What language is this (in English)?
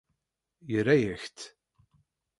Kabyle